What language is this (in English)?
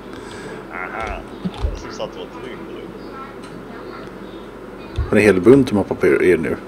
Swedish